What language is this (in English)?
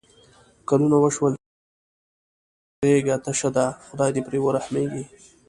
Pashto